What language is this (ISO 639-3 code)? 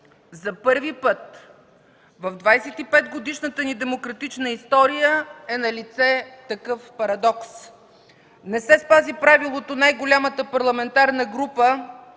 bul